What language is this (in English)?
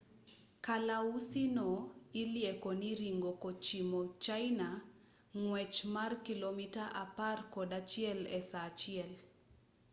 Luo (Kenya and Tanzania)